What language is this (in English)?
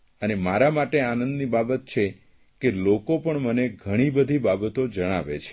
Gujarati